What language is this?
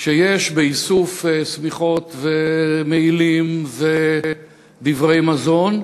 Hebrew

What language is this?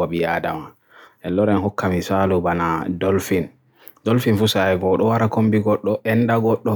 Borgu Fulfulde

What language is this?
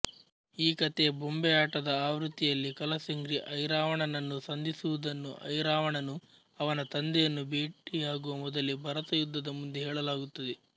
Kannada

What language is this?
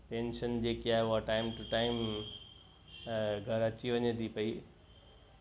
Sindhi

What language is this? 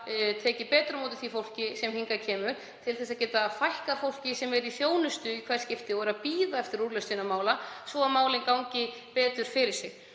Icelandic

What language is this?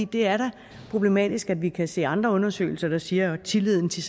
Danish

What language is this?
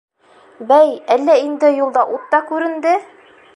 Bashkir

